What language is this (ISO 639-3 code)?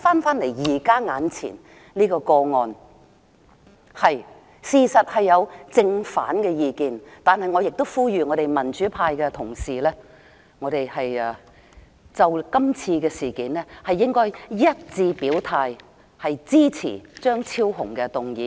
yue